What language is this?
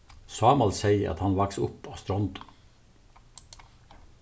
Faroese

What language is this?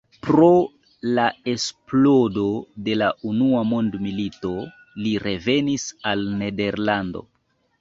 Esperanto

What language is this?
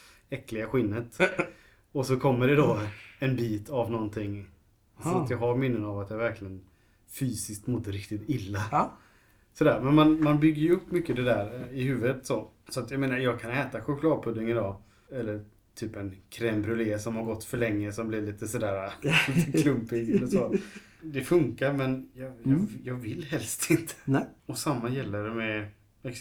Swedish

